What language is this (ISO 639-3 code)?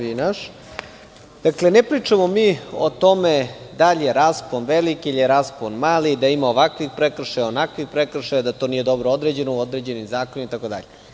srp